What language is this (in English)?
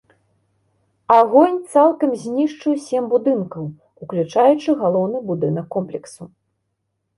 Belarusian